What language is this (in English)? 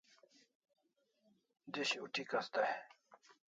Kalasha